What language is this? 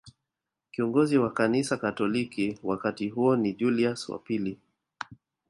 Swahili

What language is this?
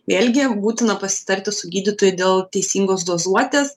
Lithuanian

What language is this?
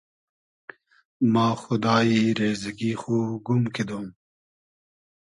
Hazaragi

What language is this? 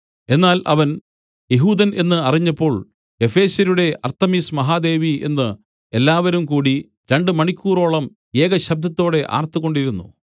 Malayalam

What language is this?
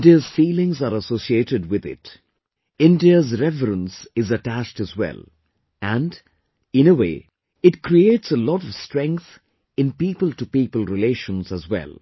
English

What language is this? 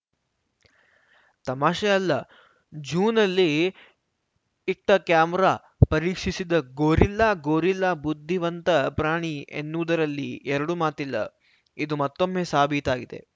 Kannada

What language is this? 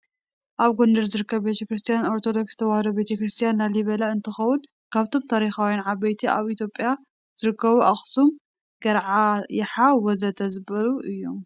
Tigrinya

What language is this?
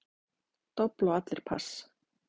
Icelandic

